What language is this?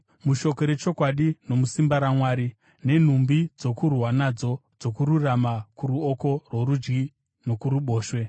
Shona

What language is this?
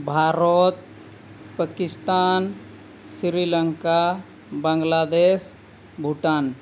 Santali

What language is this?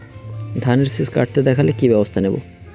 Bangla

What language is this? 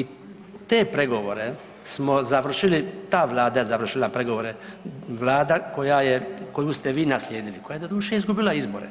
Croatian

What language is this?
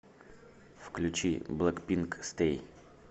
Russian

